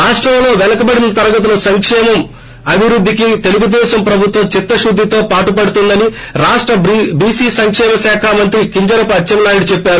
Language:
Telugu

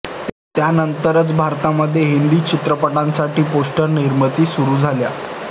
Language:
Marathi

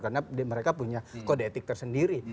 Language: Indonesian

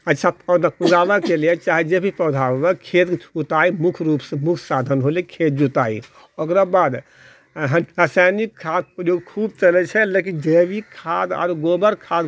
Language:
Maithili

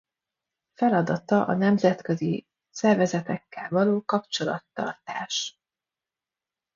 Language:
Hungarian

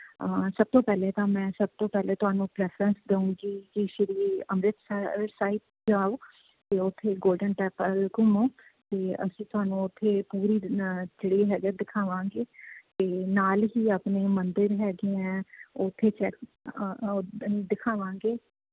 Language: Punjabi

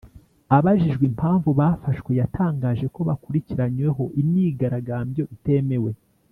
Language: Kinyarwanda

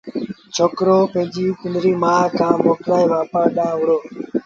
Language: Sindhi Bhil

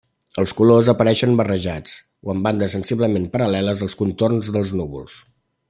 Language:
Catalan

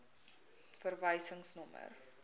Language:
Afrikaans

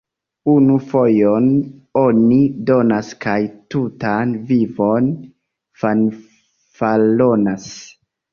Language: Esperanto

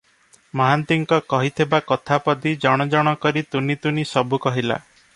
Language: Odia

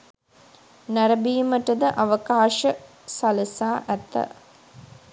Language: Sinhala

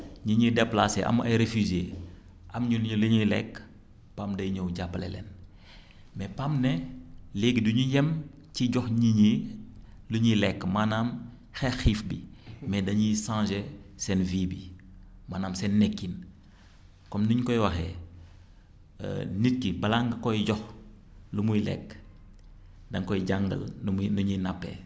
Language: Wolof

